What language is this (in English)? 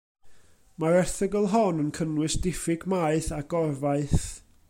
Welsh